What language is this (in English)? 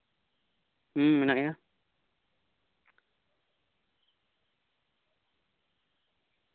Santali